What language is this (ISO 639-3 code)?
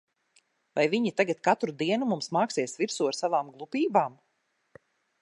lav